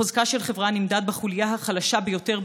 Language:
Hebrew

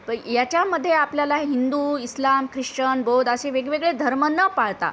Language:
Marathi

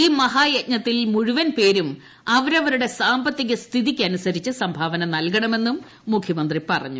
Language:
Malayalam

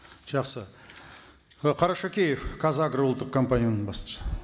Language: Kazakh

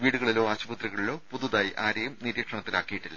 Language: Malayalam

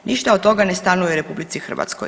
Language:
Croatian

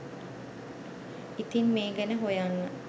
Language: Sinhala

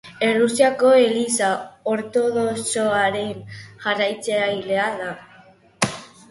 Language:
Basque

